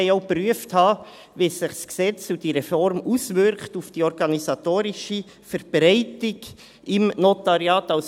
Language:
Swiss German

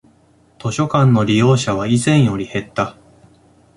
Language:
Japanese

